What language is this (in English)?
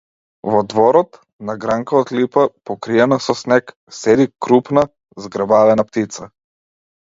Macedonian